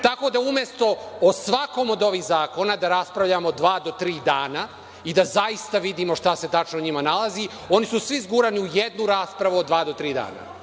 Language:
Serbian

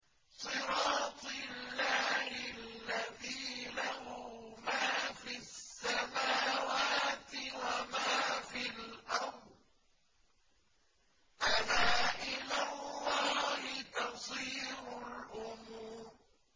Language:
Arabic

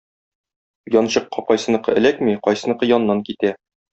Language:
Tatar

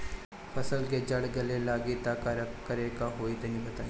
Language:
Bhojpuri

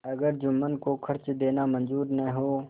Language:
Hindi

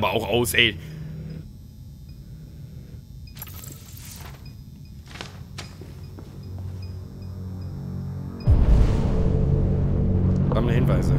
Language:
German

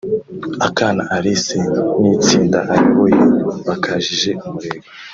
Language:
Kinyarwanda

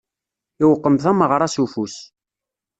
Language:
Kabyle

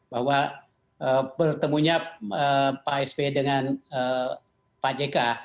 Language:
Indonesian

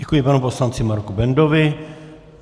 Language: Czech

